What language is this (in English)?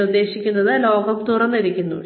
Malayalam